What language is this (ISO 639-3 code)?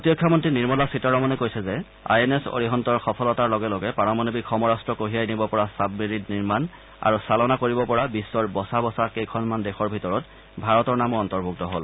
asm